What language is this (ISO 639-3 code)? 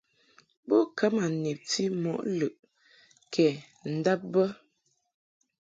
mhk